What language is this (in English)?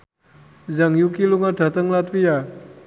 Javanese